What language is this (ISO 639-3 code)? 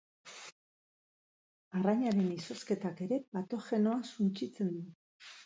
eus